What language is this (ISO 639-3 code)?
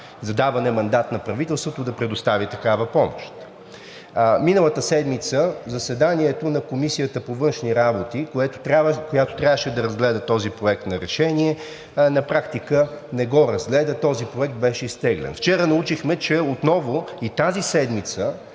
bul